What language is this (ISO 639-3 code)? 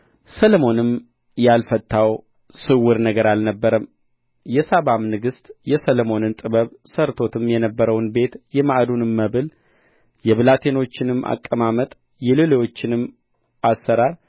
amh